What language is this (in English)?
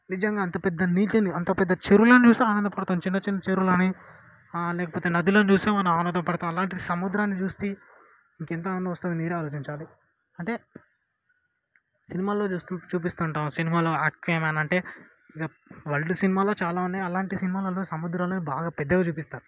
Telugu